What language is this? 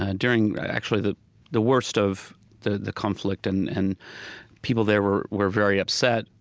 English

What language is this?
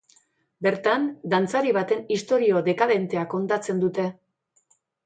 Basque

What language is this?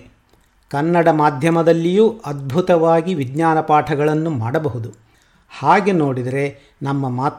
Kannada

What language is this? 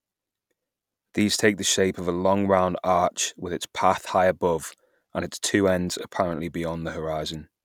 English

